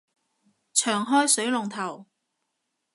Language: Cantonese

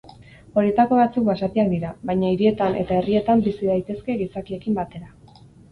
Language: Basque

